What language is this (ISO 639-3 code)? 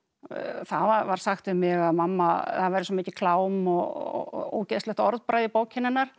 isl